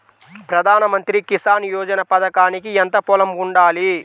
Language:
Telugu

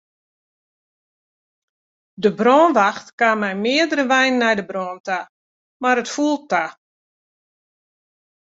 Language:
Western Frisian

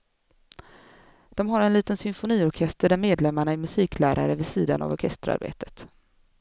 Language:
Swedish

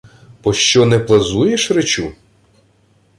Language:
Ukrainian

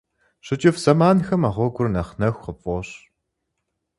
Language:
Kabardian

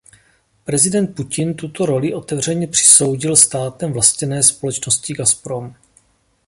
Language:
Czech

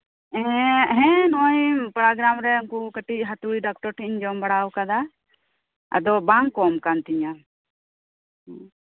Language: Santali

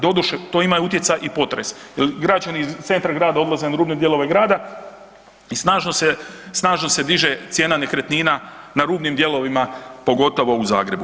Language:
Croatian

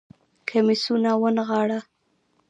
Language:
Pashto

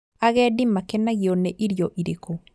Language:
Kikuyu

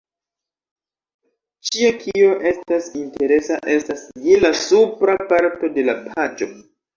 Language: Esperanto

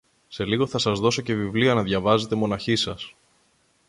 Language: Greek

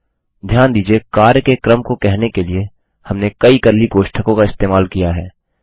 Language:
Hindi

